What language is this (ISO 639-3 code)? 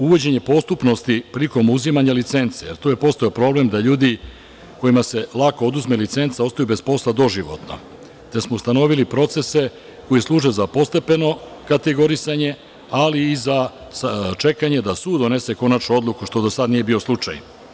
srp